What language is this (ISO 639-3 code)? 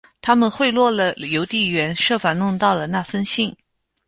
zho